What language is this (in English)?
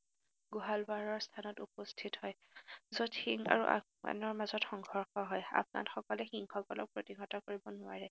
Assamese